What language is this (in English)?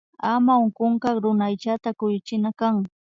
Imbabura Highland Quichua